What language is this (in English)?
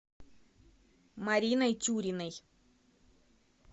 Russian